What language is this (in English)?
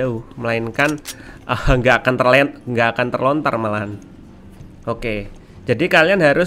Indonesian